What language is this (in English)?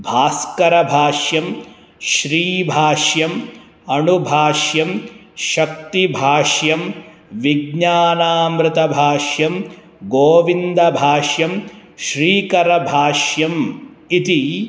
Sanskrit